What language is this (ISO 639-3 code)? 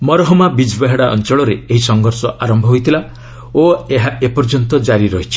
ori